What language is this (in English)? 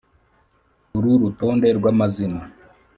Kinyarwanda